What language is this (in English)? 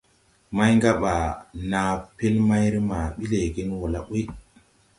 Tupuri